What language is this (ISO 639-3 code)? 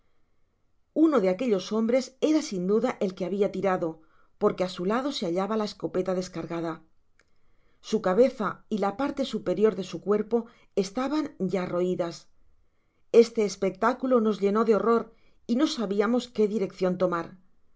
spa